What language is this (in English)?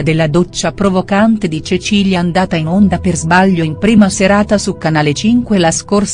Italian